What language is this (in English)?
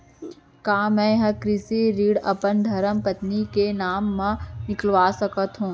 Chhattisgarhi